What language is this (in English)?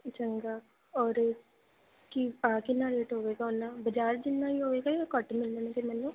Punjabi